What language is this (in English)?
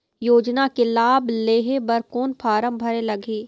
Chhattisgarhi